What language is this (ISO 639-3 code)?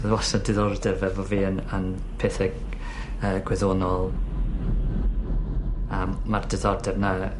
cym